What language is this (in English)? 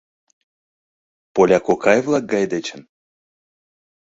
Mari